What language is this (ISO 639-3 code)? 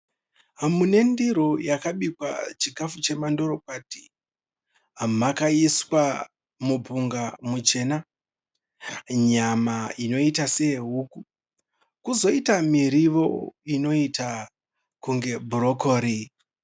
sna